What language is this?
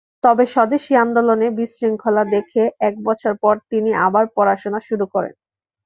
Bangla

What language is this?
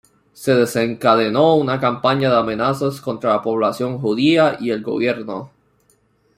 Spanish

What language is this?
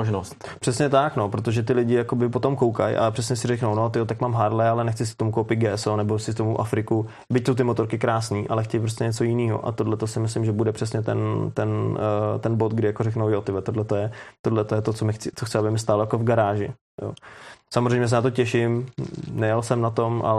Czech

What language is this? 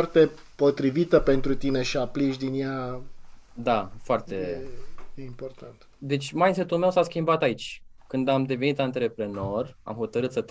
Romanian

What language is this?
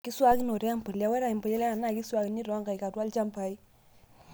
Masai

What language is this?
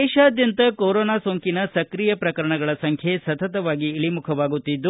Kannada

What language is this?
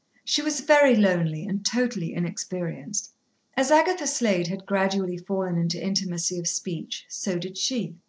English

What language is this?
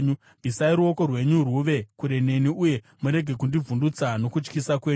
Shona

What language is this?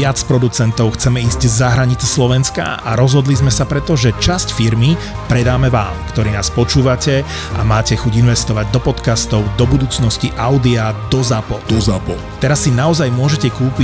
Slovak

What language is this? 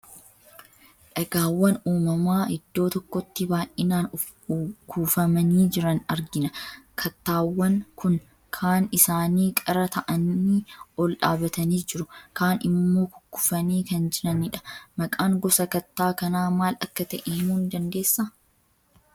Oromo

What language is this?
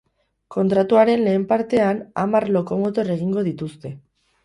Basque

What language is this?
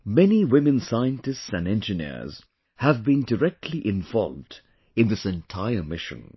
English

